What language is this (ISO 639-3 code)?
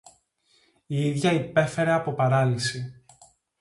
ell